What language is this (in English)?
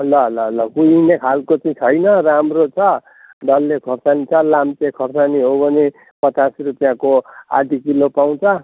Nepali